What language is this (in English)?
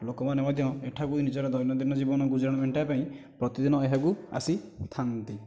Odia